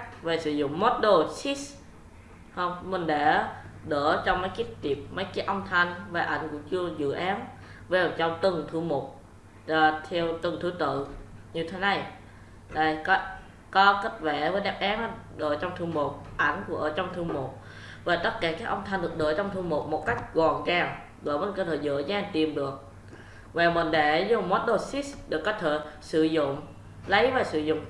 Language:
Vietnamese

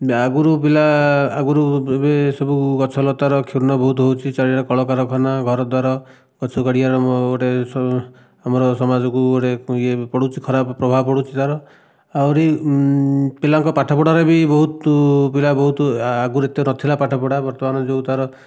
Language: Odia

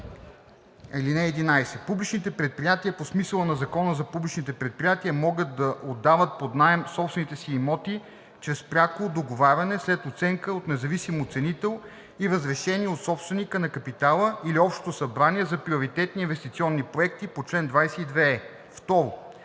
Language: Bulgarian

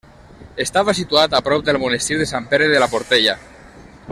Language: Catalan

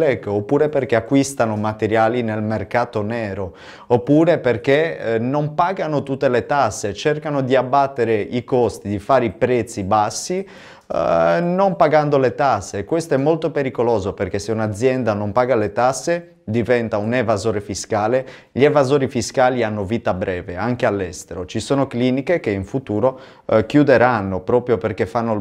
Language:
Italian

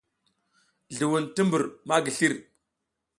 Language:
South Giziga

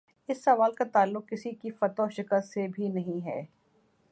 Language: Urdu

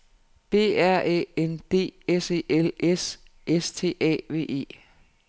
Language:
Danish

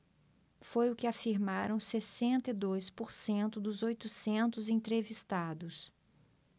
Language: Portuguese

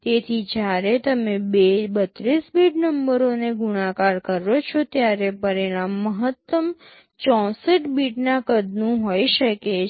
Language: Gujarati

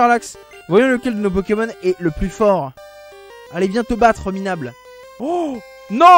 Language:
French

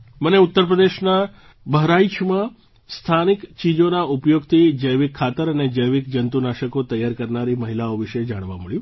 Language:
Gujarati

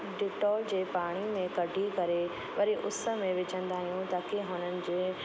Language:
Sindhi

